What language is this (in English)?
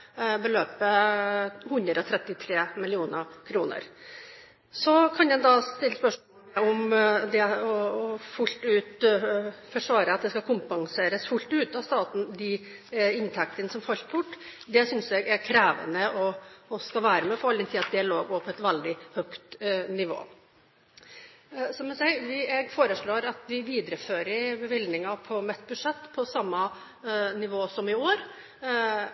Norwegian Bokmål